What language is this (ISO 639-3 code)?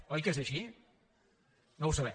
cat